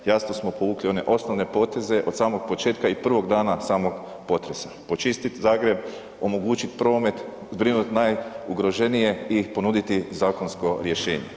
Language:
Croatian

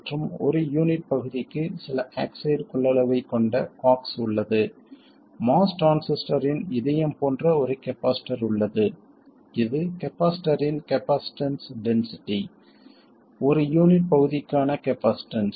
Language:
Tamil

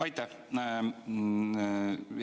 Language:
Estonian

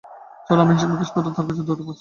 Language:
Bangla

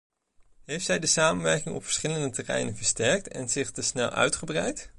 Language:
Dutch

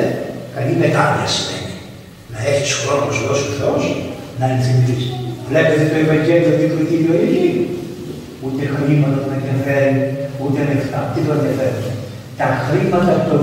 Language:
Greek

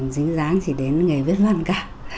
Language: Vietnamese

